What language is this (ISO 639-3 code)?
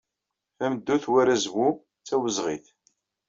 kab